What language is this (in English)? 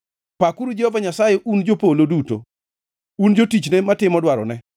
Luo (Kenya and Tanzania)